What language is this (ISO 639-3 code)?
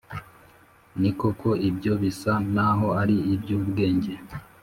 kin